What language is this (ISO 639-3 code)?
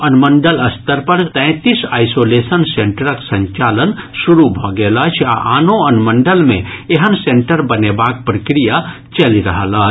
mai